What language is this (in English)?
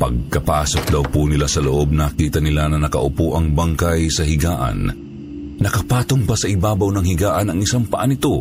Filipino